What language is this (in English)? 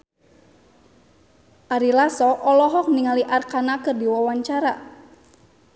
Sundanese